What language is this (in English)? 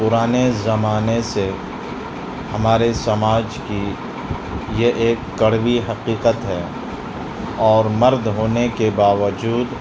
Urdu